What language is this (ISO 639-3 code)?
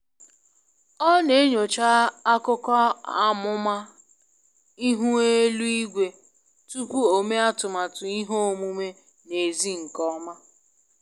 ibo